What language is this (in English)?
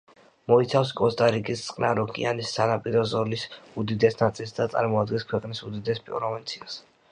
Georgian